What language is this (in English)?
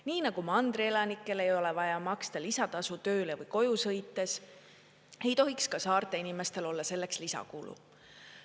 Estonian